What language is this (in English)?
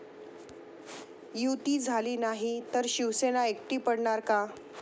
Marathi